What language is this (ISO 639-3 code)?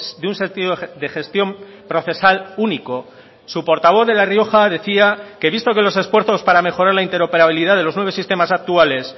spa